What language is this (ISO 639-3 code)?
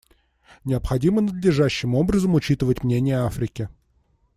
rus